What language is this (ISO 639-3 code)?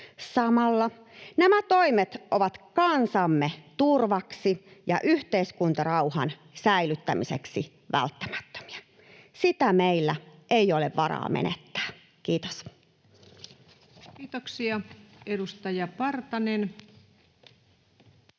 fin